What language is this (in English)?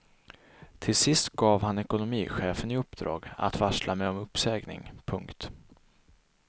Swedish